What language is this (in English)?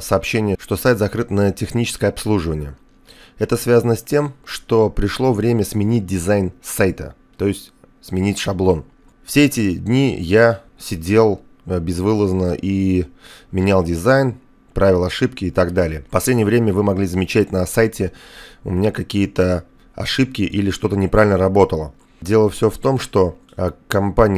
Russian